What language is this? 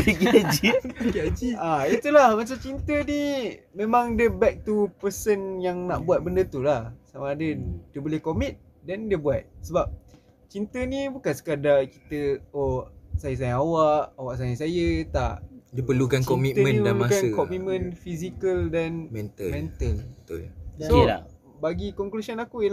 Malay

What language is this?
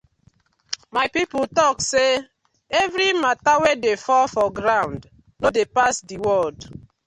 Nigerian Pidgin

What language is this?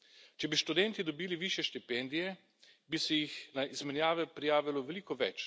Slovenian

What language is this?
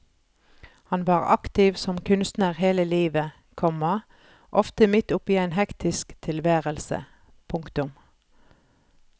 Norwegian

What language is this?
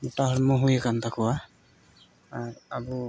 Santali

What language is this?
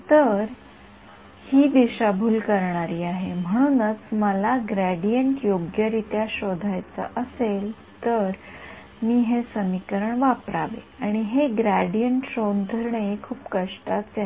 Marathi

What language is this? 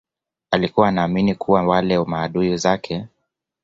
Swahili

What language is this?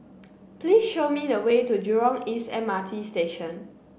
English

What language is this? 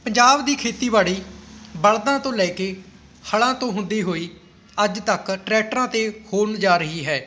Punjabi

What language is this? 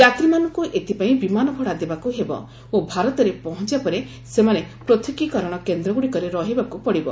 Odia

